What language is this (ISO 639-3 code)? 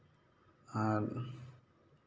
sat